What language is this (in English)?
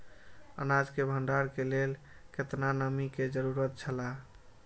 Maithili